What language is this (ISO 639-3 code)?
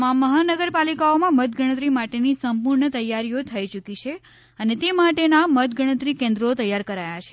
guj